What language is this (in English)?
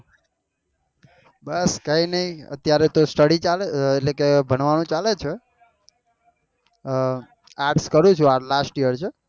Gujarati